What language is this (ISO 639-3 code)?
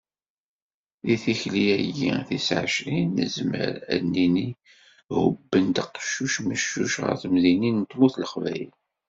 kab